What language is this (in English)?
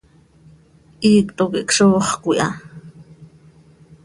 Seri